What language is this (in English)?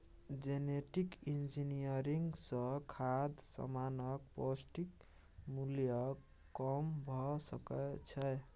Maithili